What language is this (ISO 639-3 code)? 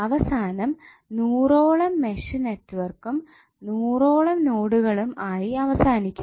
mal